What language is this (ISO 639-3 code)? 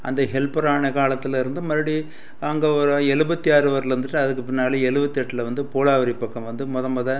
tam